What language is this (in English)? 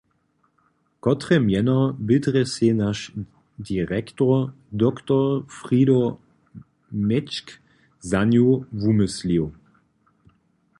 Upper Sorbian